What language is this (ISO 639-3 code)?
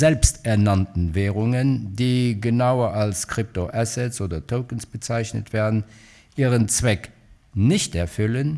deu